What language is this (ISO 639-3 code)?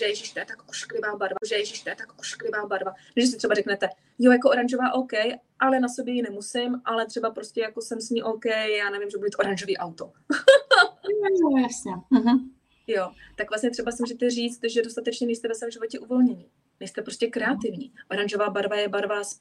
ces